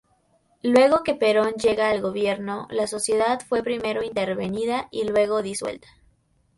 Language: Spanish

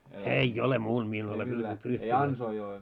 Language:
Finnish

